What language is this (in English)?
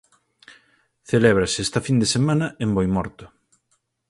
Galician